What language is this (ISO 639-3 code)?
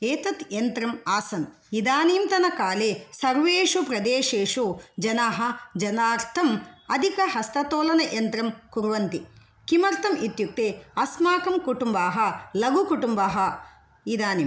san